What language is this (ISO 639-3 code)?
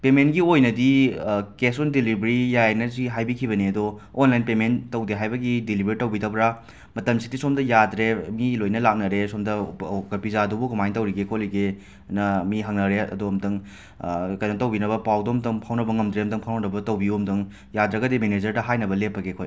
mni